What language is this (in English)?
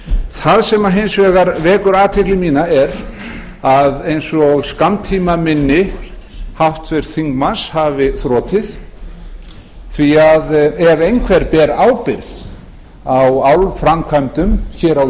Icelandic